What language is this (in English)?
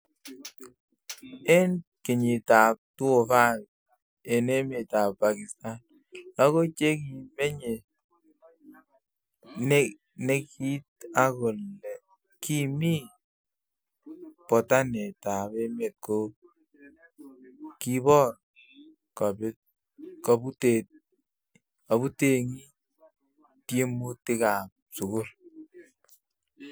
Kalenjin